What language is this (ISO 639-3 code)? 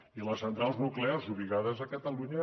cat